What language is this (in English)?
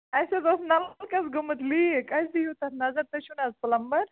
Kashmiri